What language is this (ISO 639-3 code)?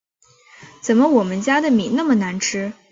zho